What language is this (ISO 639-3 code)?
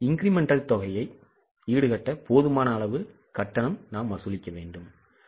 tam